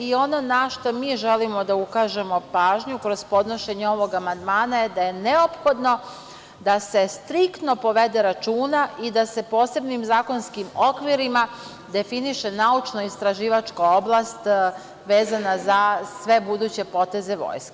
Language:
Serbian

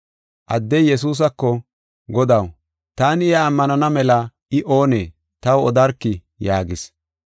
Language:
Gofa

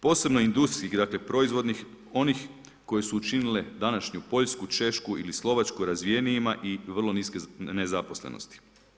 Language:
Croatian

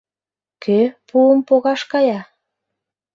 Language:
Mari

